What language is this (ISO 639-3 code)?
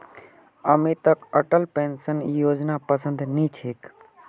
mag